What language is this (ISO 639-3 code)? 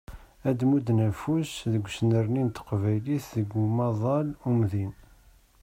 kab